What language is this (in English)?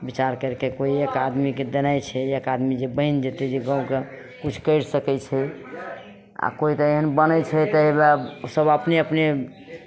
Maithili